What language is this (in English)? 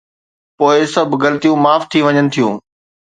Sindhi